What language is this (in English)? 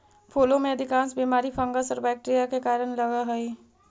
Magahi